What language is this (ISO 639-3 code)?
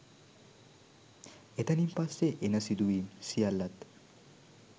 sin